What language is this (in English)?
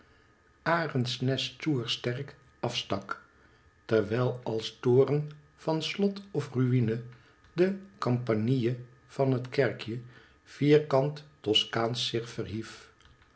Dutch